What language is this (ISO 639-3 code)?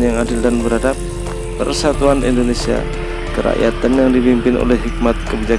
ind